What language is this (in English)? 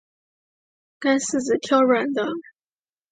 Chinese